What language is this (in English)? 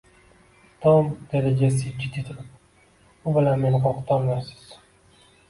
Uzbek